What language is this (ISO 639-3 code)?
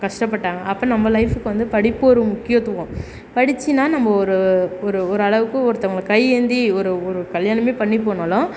tam